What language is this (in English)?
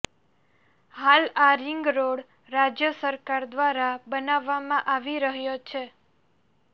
Gujarati